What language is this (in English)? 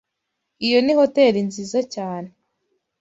Kinyarwanda